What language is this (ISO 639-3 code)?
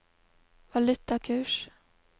nor